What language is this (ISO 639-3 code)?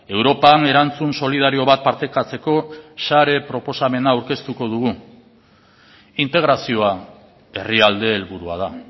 eus